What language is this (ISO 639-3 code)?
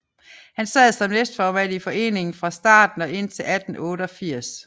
dan